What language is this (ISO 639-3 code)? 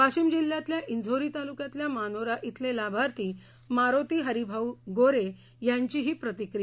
mar